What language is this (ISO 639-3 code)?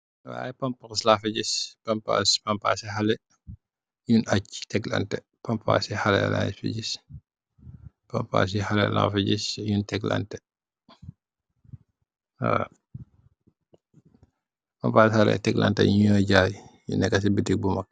wol